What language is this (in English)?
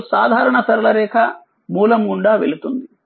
Telugu